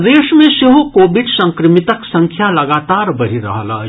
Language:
Maithili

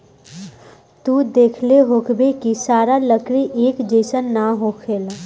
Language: Bhojpuri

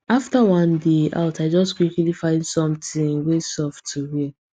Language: Nigerian Pidgin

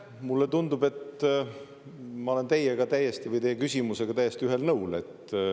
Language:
Estonian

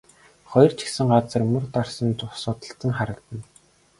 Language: Mongolian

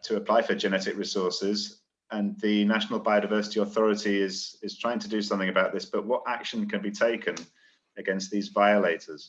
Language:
English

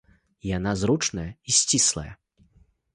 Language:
Belarusian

